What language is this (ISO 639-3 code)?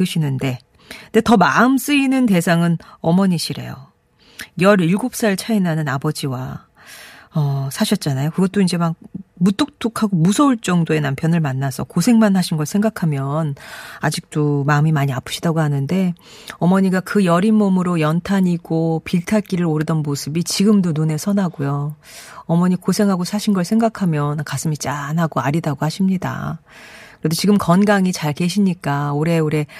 kor